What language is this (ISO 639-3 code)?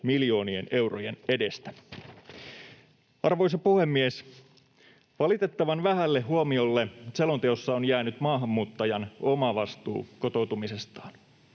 fin